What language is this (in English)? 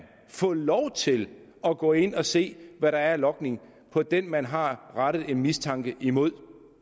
Danish